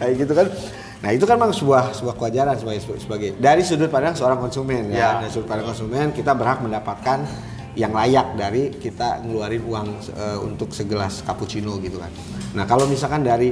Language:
Indonesian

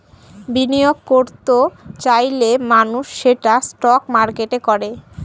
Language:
Bangla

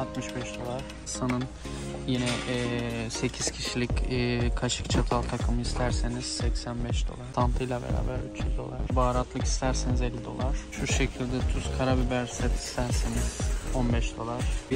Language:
Turkish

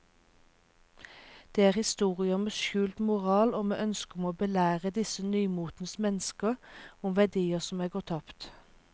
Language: Norwegian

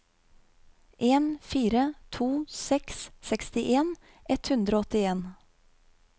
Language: Norwegian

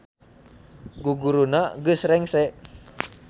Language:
Sundanese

